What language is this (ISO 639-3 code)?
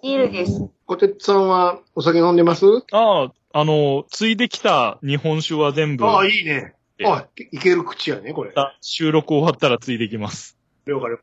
jpn